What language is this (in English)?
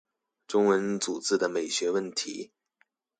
Chinese